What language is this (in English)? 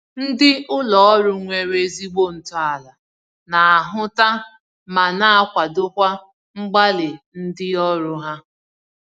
Igbo